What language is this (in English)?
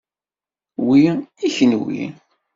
Kabyle